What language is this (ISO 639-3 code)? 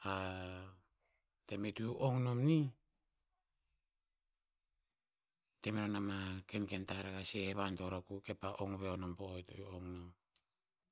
tpz